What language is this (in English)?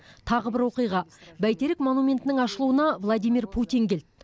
Kazakh